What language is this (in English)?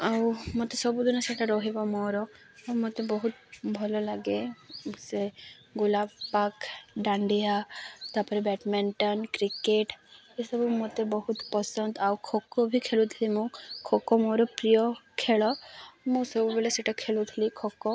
Odia